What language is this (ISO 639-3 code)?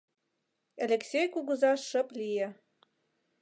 chm